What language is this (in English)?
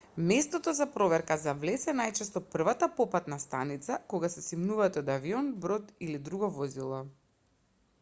Macedonian